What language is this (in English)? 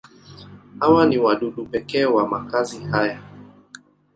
Swahili